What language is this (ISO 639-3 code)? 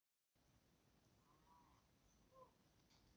som